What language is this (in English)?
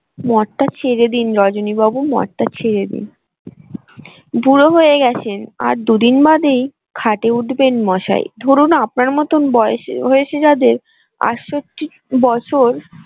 Bangla